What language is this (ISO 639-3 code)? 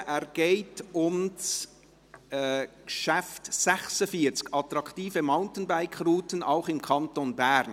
gsw